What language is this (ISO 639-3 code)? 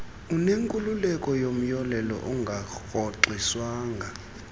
xho